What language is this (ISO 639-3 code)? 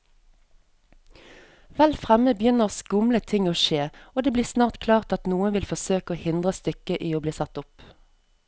nor